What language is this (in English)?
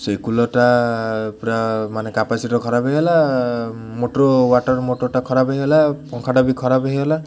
Odia